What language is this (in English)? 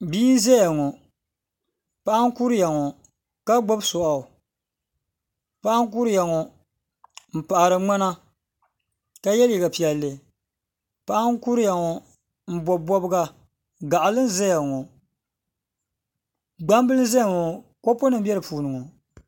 Dagbani